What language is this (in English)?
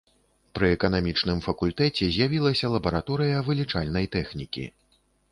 Belarusian